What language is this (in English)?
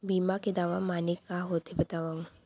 Chhattisgarhi